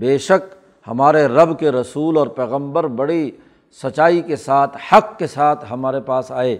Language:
Urdu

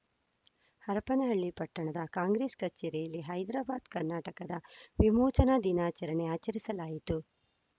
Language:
Kannada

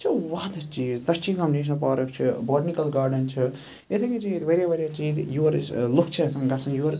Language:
Kashmiri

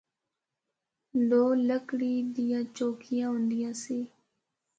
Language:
Northern Hindko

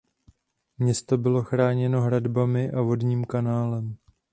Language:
Czech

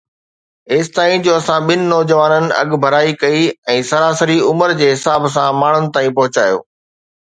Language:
Sindhi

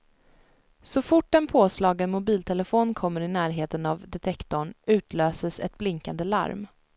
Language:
Swedish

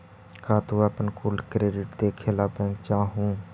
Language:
Magahi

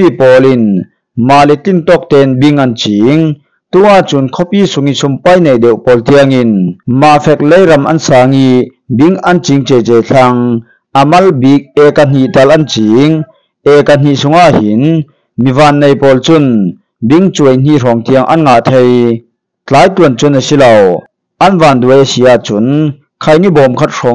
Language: Thai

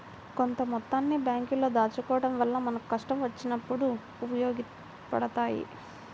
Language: Telugu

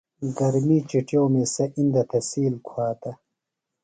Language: Phalura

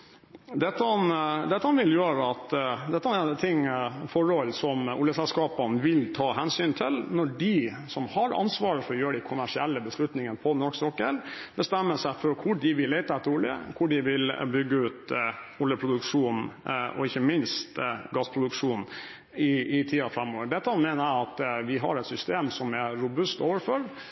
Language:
Norwegian Bokmål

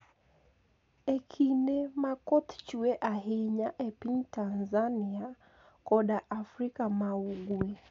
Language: Luo (Kenya and Tanzania)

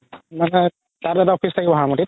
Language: Assamese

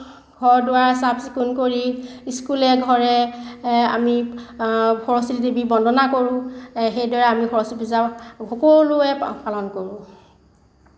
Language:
Assamese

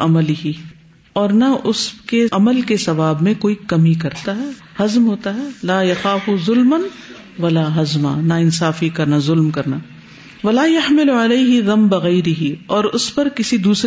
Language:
Urdu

